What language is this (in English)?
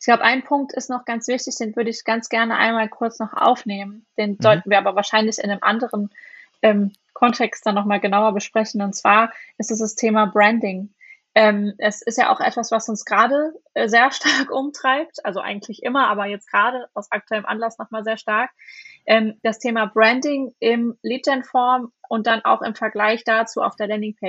German